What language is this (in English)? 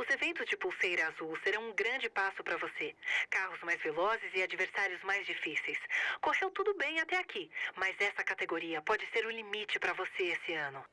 Portuguese